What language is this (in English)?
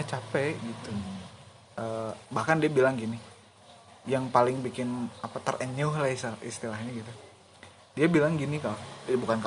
Indonesian